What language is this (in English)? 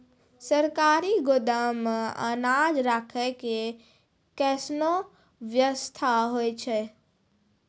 Maithili